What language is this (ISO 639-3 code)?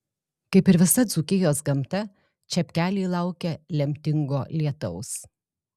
lit